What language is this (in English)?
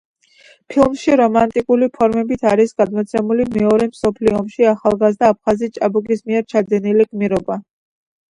Georgian